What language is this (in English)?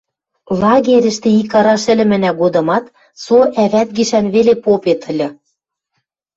Western Mari